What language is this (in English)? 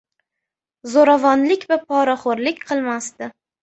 Uzbek